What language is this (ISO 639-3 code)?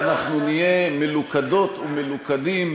heb